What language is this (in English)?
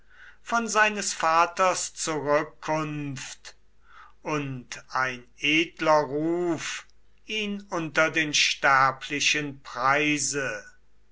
German